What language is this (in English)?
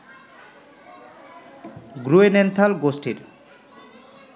Bangla